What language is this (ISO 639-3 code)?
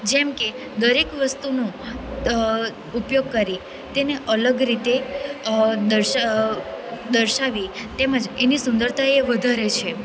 guj